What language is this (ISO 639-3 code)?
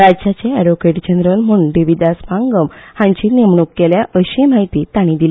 kok